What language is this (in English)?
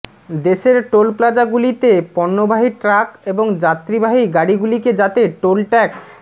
Bangla